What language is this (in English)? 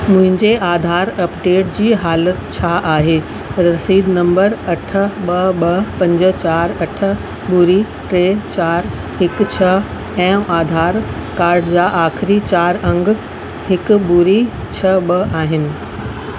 Sindhi